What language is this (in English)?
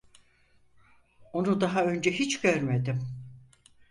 Turkish